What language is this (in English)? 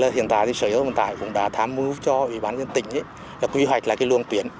Vietnamese